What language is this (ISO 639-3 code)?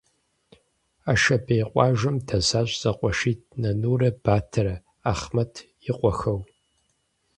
kbd